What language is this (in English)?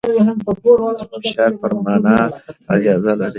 Pashto